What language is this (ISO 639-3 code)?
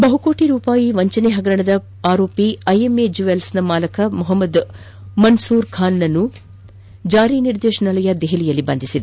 kan